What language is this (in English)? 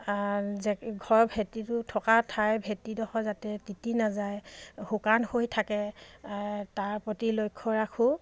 Assamese